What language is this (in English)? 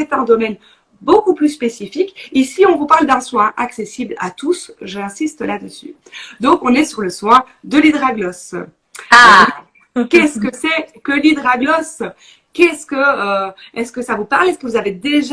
French